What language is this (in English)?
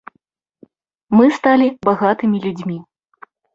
Belarusian